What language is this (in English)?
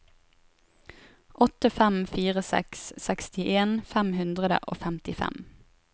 Norwegian